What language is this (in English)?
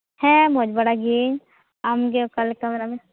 Santali